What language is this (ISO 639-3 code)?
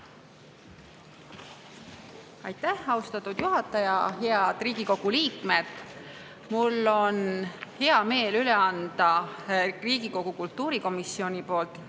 est